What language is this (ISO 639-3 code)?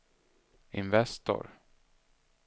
swe